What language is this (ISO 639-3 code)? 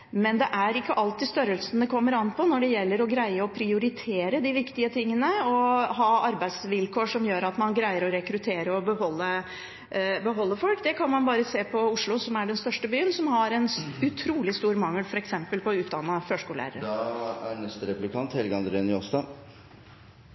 nor